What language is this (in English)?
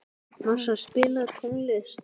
Icelandic